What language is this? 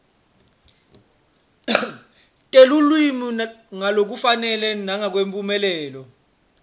Swati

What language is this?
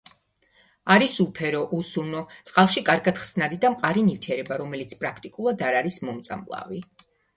Georgian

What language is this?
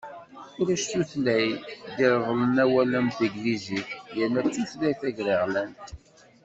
Kabyle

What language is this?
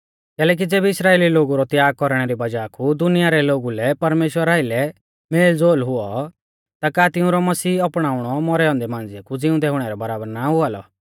Mahasu Pahari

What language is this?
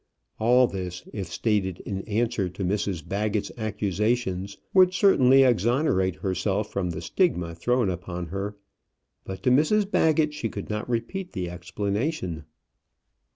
English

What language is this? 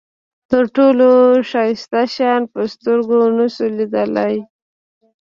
Pashto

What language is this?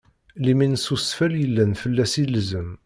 Kabyle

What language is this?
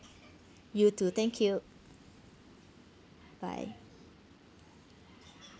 English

